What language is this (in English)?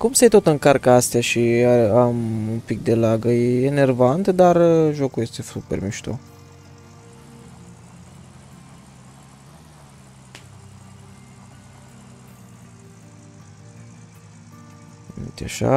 Romanian